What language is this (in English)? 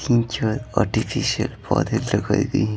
Hindi